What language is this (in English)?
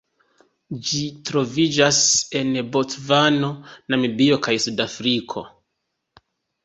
Esperanto